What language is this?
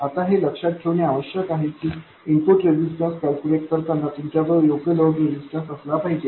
Marathi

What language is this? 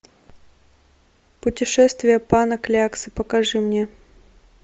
Russian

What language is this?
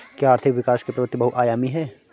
Hindi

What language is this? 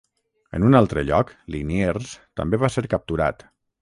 Catalan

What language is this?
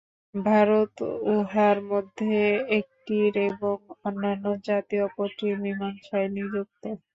Bangla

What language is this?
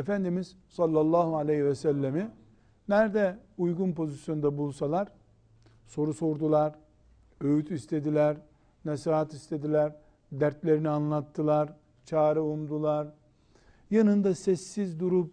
Turkish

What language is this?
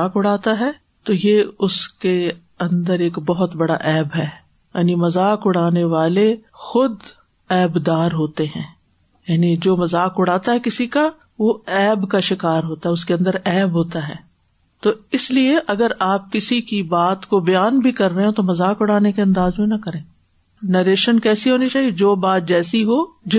Urdu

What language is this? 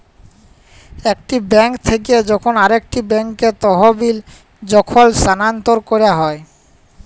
Bangla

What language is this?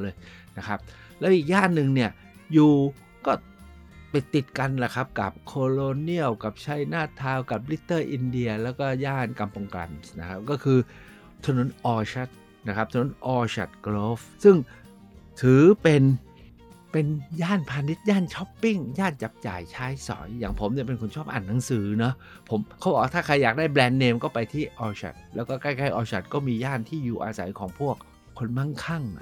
Thai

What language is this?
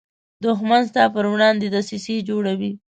Pashto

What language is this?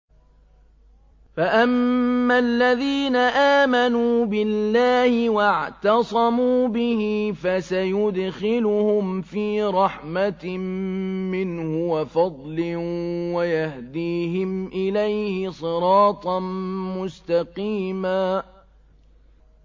Arabic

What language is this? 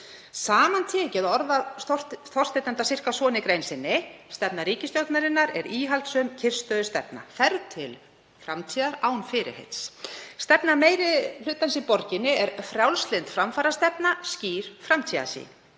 Icelandic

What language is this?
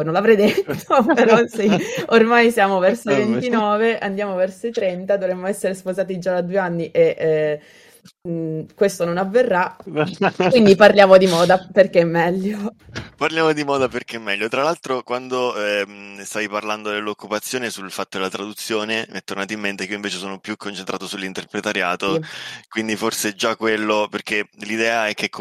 Italian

